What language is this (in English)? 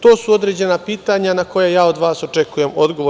Serbian